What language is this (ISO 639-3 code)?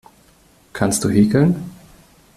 deu